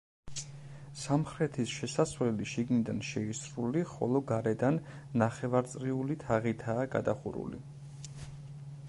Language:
Georgian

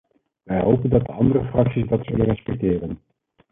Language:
Dutch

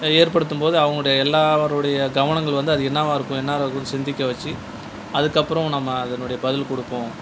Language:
Tamil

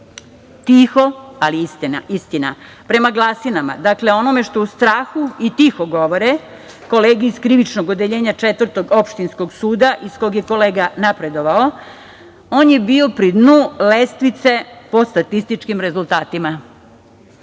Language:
Serbian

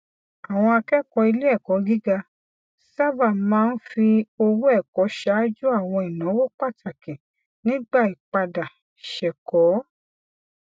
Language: Yoruba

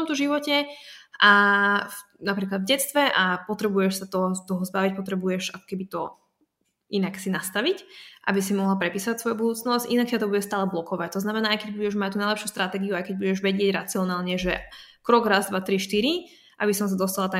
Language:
Slovak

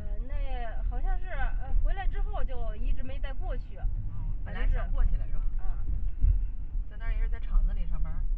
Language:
Chinese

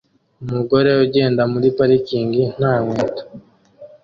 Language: Kinyarwanda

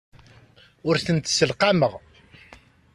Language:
Kabyle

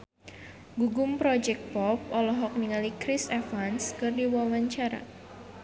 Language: Sundanese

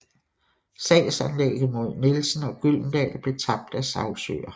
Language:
Danish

